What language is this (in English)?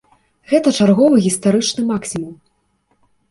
Belarusian